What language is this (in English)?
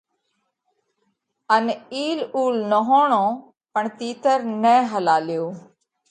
Parkari Koli